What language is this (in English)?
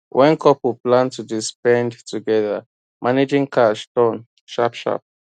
Nigerian Pidgin